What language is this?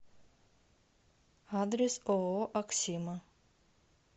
Russian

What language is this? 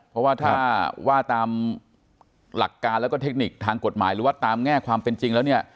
Thai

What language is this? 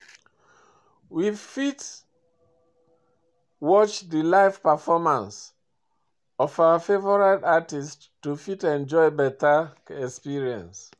Nigerian Pidgin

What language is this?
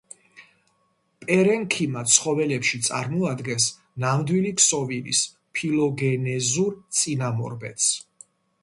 Georgian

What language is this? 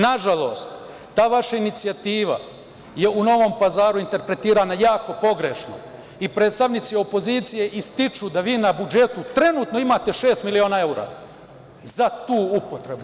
Serbian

